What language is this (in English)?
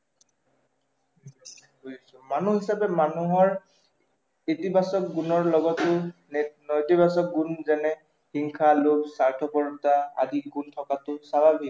Assamese